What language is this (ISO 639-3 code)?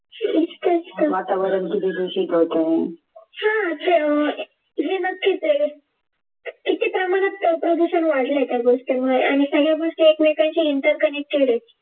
mar